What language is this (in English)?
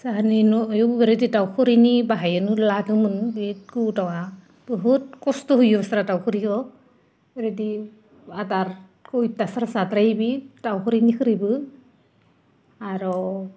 Bodo